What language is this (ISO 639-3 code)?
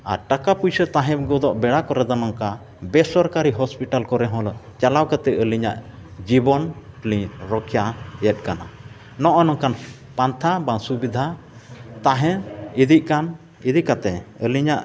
sat